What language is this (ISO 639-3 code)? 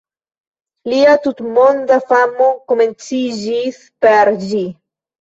epo